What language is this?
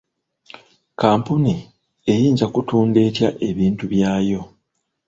Ganda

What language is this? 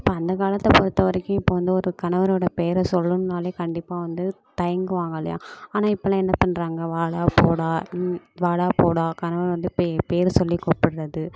Tamil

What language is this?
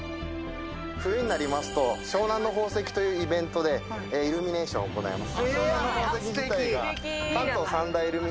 Japanese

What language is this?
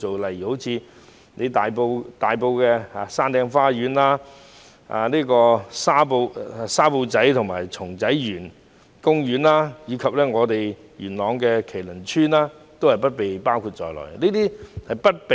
Cantonese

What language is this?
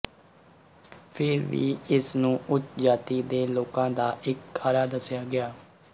Punjabi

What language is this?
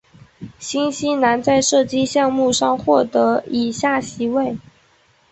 Chinese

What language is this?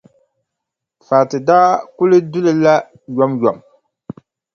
Dagbani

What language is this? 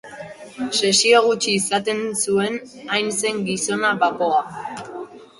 Basque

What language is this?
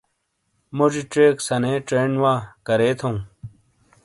Shina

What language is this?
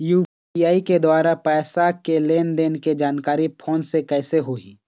Chhattisgarhi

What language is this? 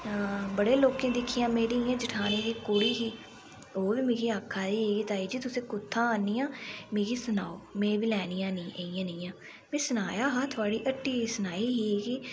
Dogri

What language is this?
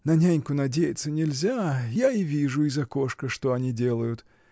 Russian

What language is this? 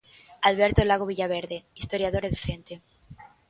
Galician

